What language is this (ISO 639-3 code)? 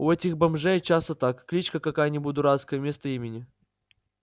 rus